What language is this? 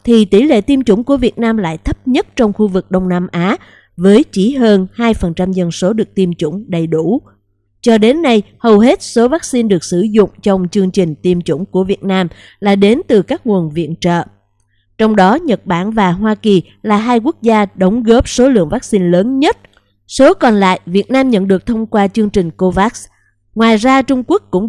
Vietnamese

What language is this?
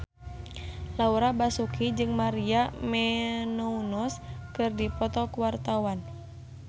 Sundanese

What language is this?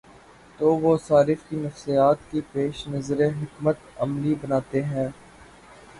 Urdu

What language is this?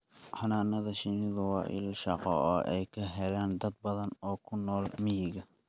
Somali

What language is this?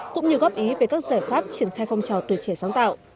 Vietnamese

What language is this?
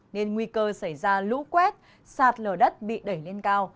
Vietnamese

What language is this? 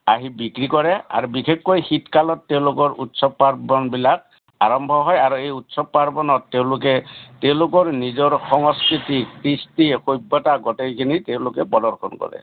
Assamese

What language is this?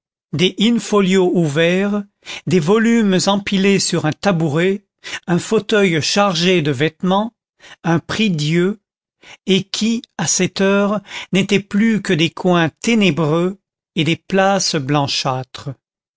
French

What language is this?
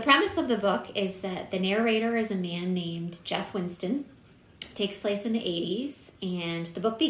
English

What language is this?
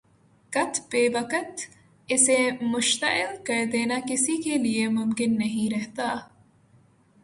Urdu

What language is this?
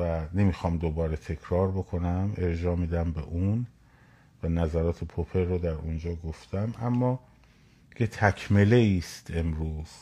Persian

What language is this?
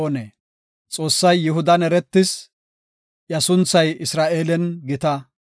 Gofa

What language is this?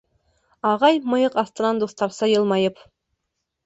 Bashkir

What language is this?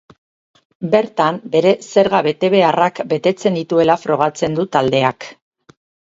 Basque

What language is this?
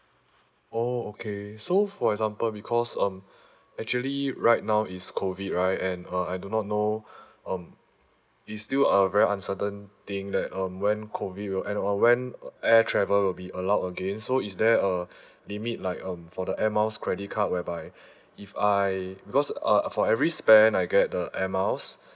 English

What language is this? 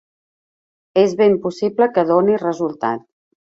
Catalan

